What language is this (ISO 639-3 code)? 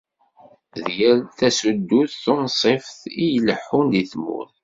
kab